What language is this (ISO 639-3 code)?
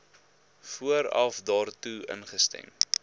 afr